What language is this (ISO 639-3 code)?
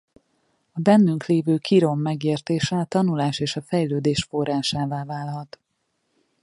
hun